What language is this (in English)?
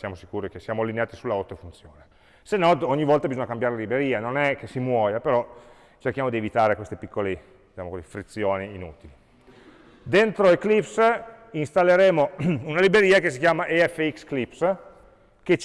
Italian